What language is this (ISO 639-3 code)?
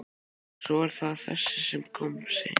isl